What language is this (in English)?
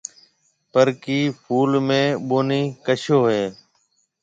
Marwari (Pakistan)